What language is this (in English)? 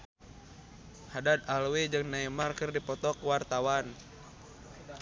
Sundanese